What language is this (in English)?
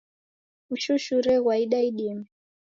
Taita